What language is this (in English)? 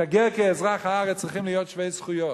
Hebrew